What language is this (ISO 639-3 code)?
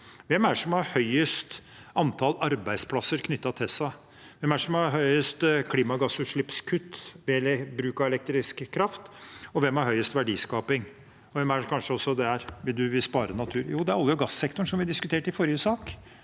nor